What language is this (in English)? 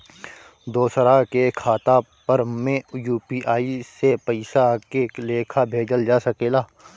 Bhojpuri